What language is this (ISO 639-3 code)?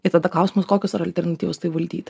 lit